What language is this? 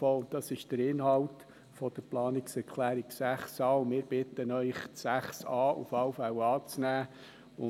Swiss German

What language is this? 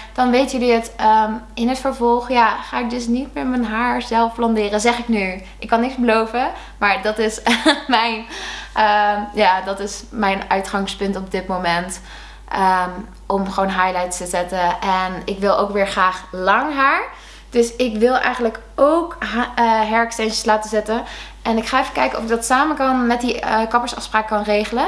Dutch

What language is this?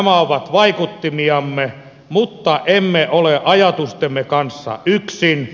Finnish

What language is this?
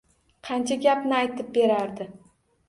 Uzbek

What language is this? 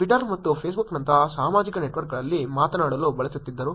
Kannada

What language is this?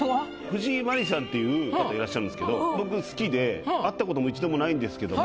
Japanese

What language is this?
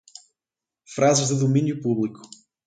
Portuguese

